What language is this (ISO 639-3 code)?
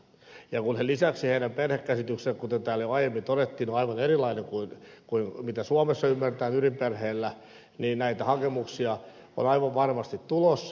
fin